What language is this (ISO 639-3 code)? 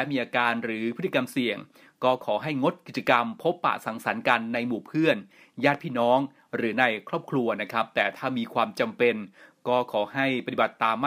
tha